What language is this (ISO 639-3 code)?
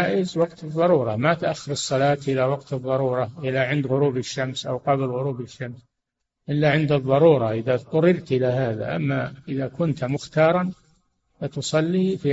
ara